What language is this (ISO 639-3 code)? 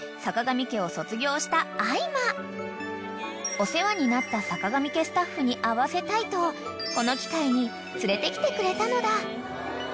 jpn